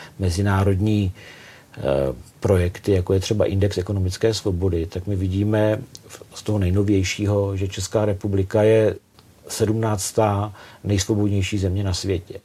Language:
Czech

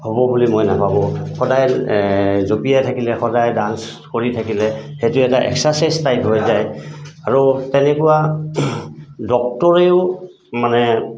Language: Assamese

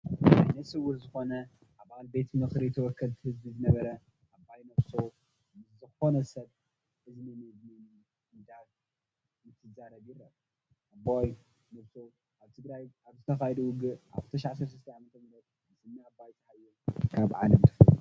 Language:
Tigrinya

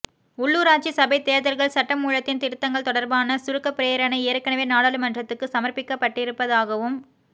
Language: Tamil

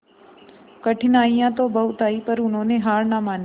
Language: Hindi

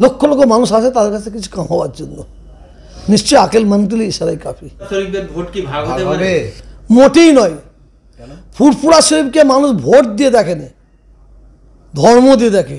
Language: Turkish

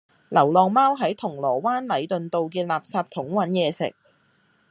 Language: Cantonese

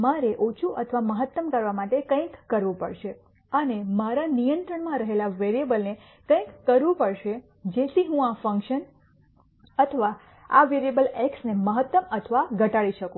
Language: Gujarati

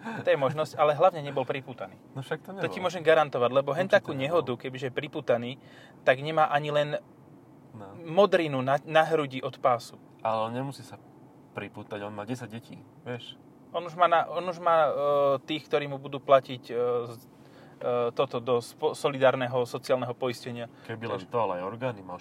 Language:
Slovak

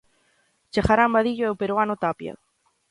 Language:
Galician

